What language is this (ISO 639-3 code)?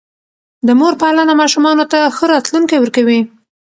pus